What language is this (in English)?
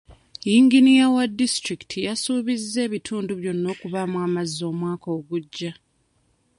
Ganda